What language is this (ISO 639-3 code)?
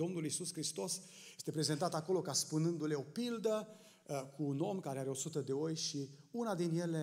ron